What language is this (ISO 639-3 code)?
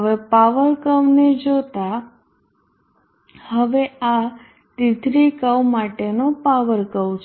guj